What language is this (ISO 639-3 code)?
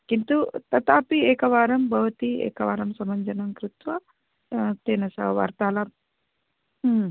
san